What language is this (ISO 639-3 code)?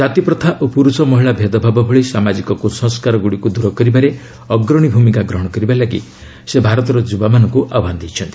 ori